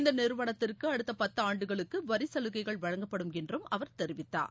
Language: Tamil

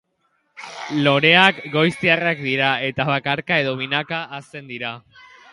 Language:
Basque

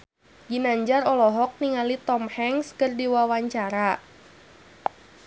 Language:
Sundanese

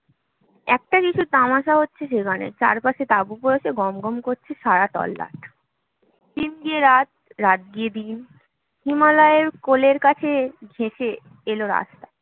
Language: Bangla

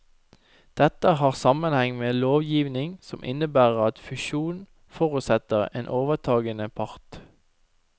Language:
Norwegian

